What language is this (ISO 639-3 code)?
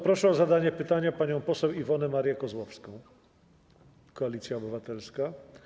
pol